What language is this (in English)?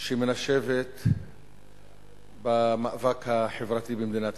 Hebrew